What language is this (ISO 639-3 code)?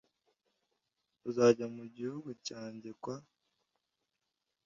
kin